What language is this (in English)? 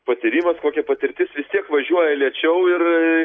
Lithuanian